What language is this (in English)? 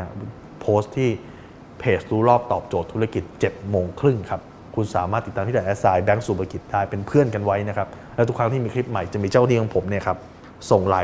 Thai